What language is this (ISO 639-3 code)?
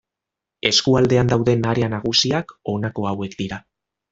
eus